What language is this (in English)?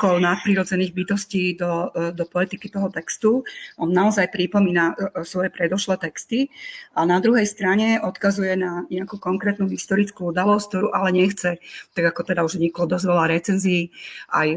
Slovak